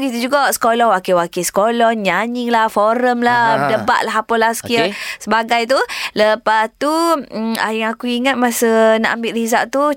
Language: Malay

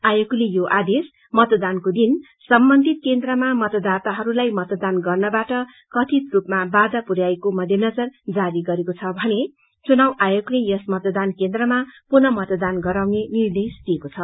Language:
Nepali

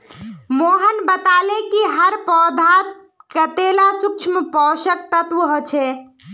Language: Magahi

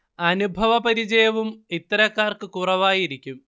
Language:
Malayalam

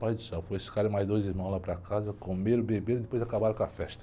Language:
Portuguese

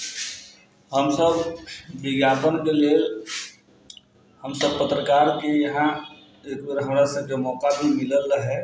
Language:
Maithili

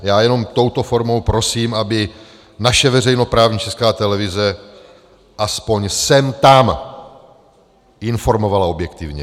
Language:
Czech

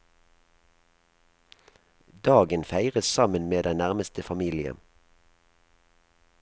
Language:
Norwegian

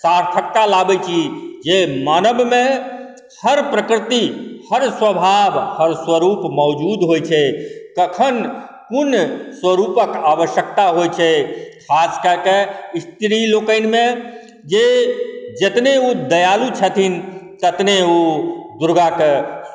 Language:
Maithili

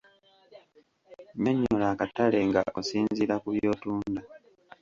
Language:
Ganda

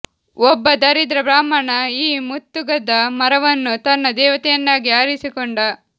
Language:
Kannada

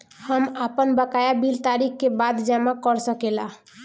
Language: Bhojpuri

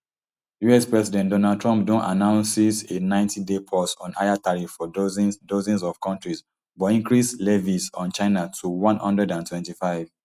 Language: Nigerian Pidgin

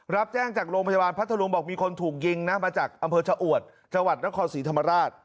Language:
Thai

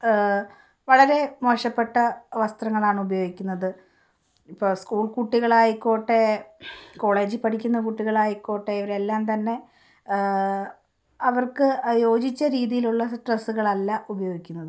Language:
Malayalam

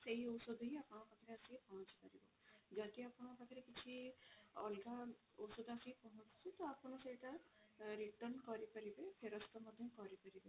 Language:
Odia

